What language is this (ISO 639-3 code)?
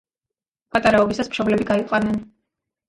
kat